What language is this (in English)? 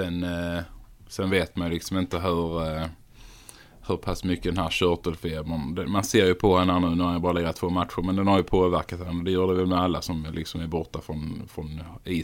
Swedish